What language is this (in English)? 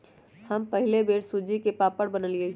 Magahi